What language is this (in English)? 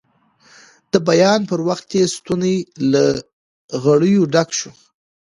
Pashto